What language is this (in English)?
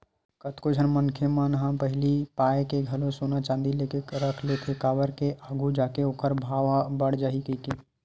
Chhattisgarhi